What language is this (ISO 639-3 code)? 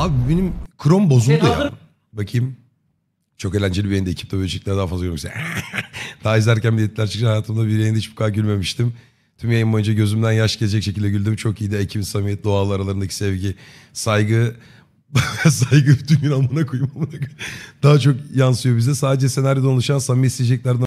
tur